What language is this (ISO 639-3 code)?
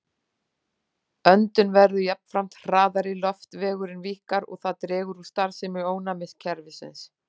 isl